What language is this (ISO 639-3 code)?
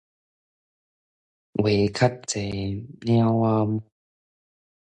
nan